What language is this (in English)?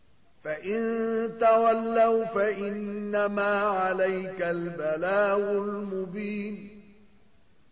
Arabic